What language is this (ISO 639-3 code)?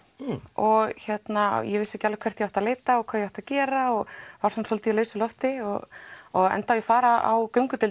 isl